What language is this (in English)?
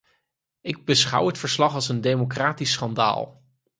Dutch